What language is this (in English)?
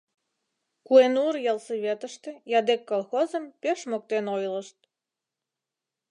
Mari